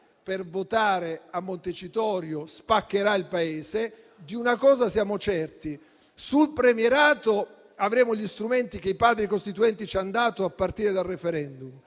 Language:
Italian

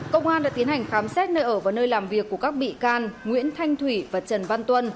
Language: Vietnamese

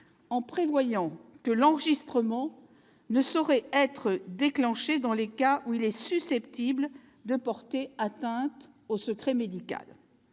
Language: French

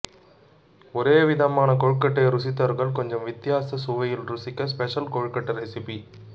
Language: Tamil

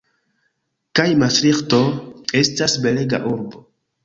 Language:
Esperanto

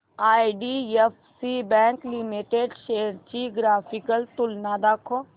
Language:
Marathi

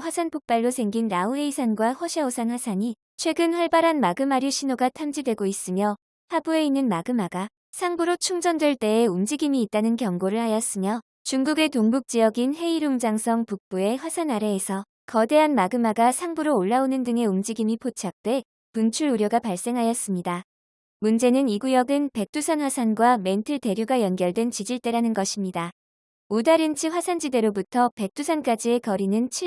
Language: Korean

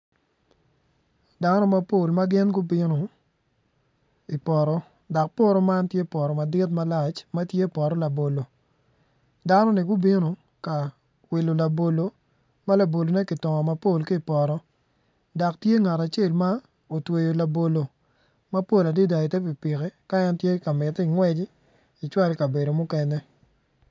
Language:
Acoli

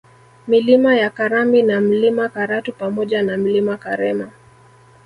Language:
Swahili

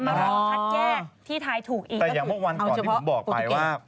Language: Thai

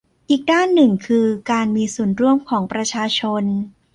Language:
Thai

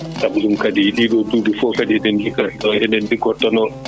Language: Fula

